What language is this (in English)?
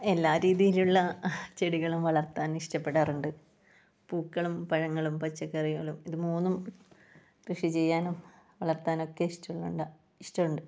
Malayalam